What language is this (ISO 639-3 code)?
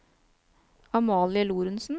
nor